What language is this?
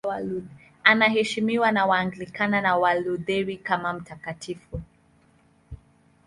Swahili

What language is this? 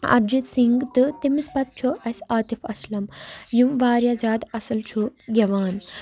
Kashmiri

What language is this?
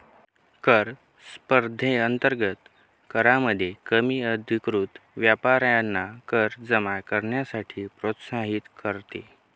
Marathi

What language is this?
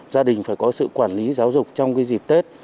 Vietnamese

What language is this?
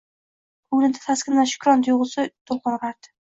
Uzbek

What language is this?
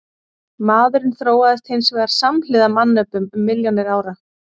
Icelandic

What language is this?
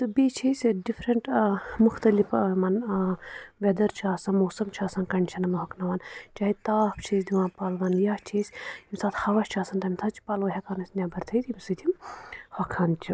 Kashmiri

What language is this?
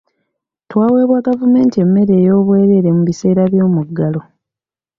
Ganda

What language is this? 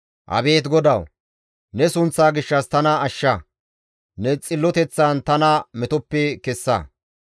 Gamo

